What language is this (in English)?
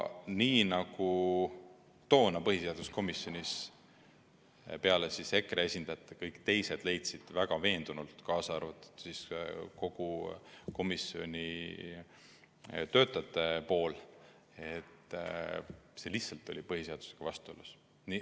Estonian